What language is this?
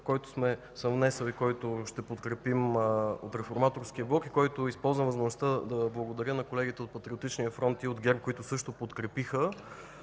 Bulgarian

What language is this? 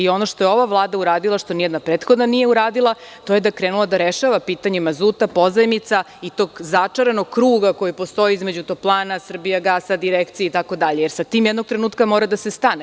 Serbian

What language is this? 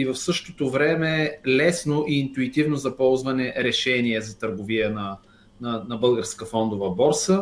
Bulgarian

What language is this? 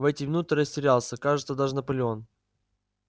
Russian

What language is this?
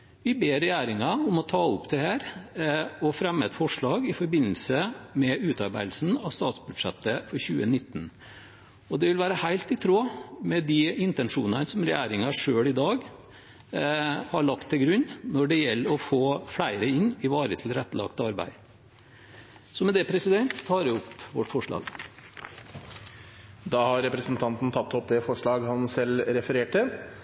Norwegian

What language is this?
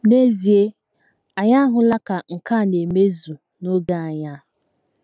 Igbo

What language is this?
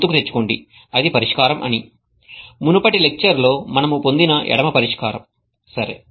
Telugu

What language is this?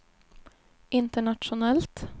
Swedish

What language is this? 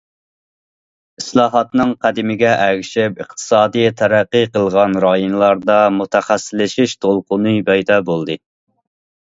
Uyghur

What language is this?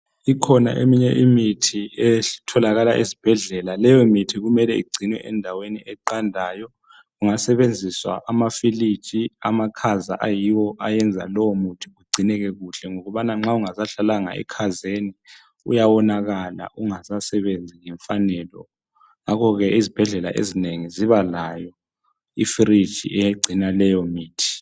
North Ndebele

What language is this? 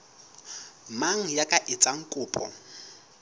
Southern Sotho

